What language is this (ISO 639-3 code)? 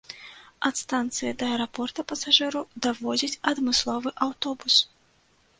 bel